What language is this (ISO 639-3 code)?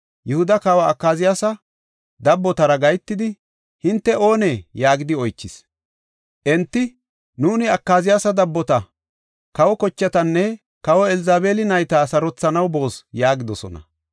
gof